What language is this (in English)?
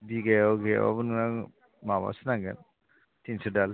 Bodo